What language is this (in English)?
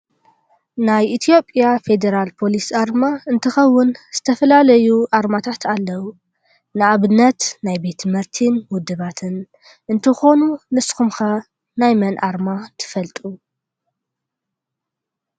Tigrinya